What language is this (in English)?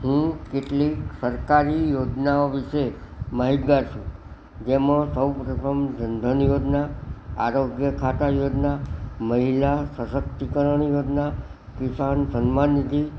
Gujarati